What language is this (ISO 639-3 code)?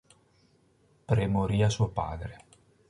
ita